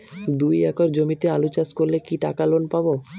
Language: Bangla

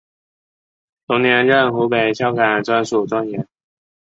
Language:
Chinese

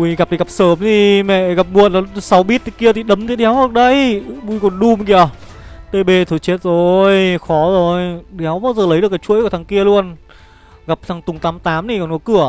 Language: Vietnamese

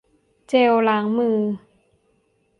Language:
Thai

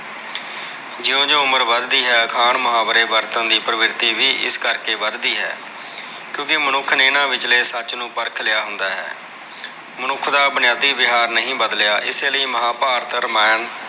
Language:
Punjabi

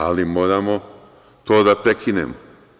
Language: Serbian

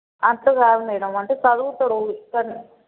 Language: Telugu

